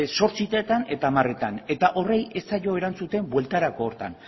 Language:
Basque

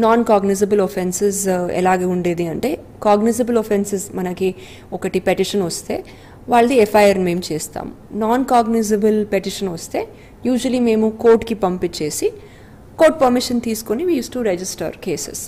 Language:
Telugu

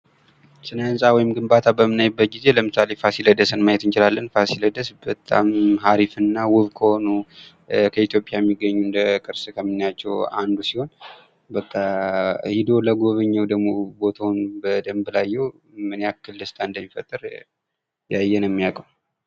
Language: Amharic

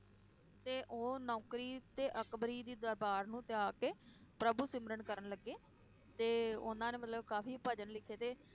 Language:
Punjabi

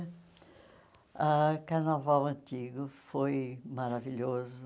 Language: Portuguese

